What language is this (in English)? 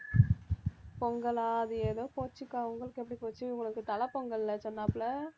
Tamil